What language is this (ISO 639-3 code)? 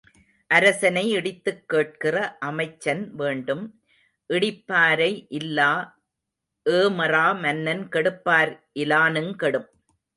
tam